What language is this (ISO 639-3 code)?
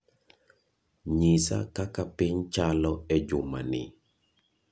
luo